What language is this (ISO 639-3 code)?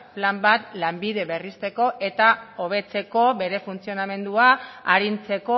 eus